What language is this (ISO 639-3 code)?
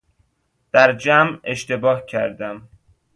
fas